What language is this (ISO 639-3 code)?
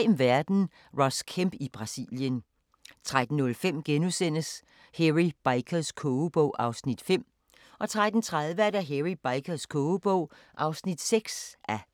dan